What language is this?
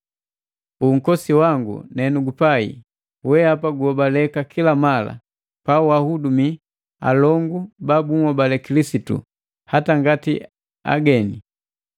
Matengo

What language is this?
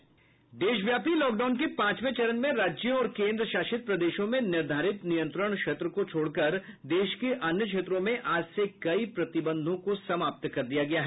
Hindi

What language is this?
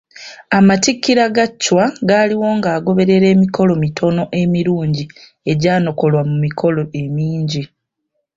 Ganda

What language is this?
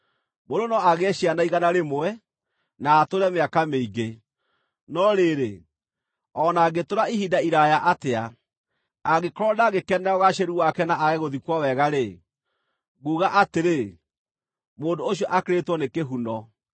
Kikuyu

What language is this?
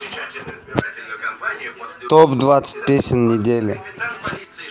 Russian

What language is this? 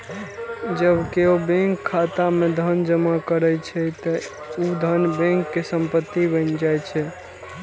Maithili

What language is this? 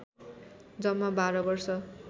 Nepali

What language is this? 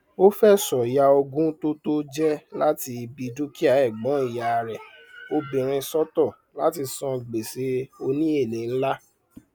Yoruba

